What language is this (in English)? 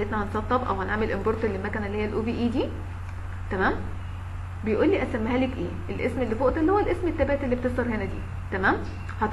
Arabic